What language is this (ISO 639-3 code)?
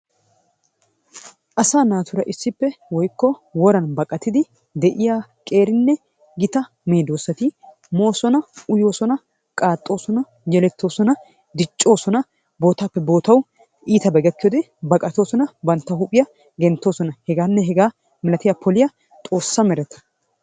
wal